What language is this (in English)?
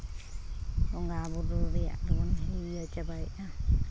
Santali